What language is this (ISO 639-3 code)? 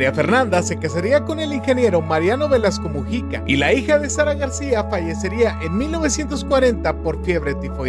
spa